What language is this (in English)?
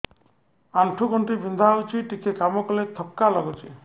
Odia